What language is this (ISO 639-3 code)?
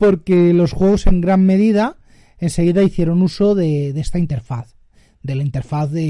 spa